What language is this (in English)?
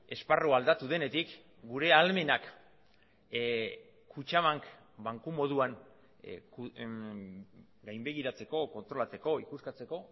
Basque